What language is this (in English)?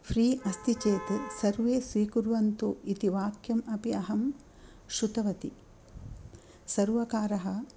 Sanskrit